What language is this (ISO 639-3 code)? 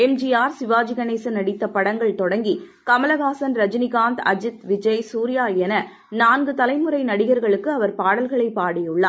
tam